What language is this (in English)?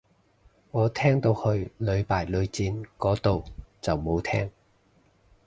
Cantonese